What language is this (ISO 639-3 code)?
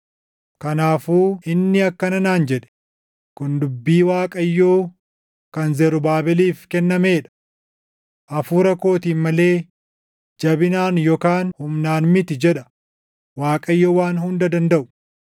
orm